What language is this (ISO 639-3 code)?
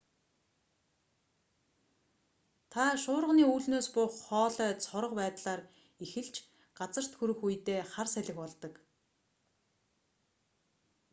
mon